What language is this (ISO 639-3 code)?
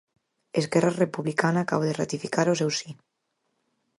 glg